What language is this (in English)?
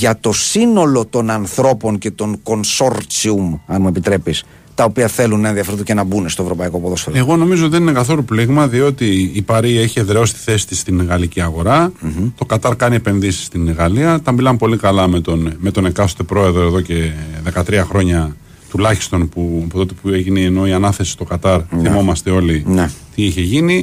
Greek